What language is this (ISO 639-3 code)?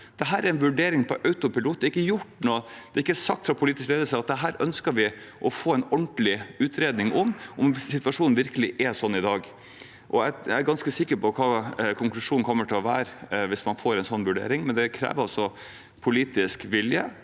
nor